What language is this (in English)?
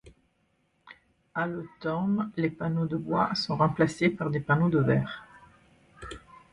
French